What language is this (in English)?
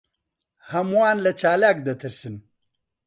Central Kurdish